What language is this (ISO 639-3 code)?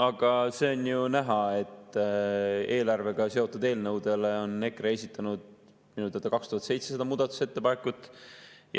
est